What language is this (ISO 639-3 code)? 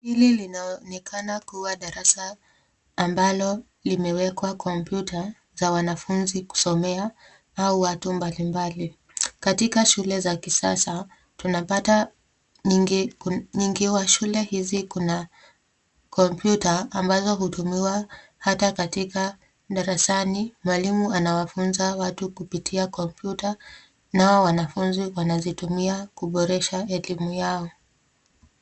swa